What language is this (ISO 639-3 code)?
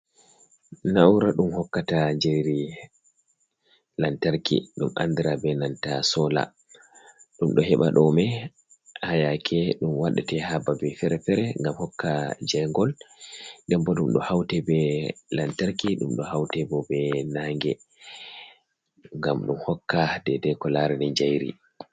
ful